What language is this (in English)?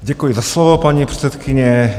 Czech